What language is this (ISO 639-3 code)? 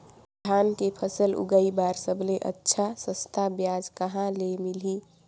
hne